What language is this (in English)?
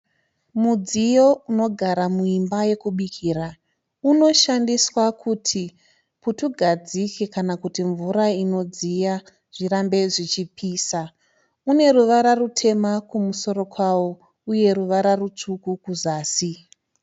Shona